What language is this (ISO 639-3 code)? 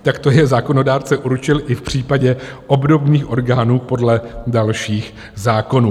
ces